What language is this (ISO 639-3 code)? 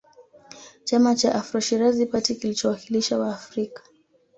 swa